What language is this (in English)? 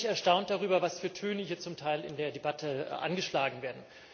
German